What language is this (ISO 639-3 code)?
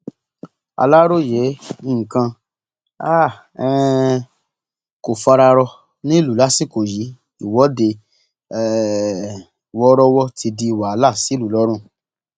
yor